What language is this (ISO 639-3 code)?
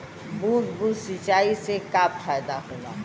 bho